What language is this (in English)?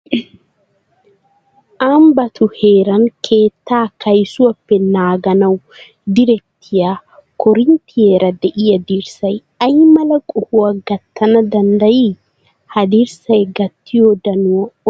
Wolaytta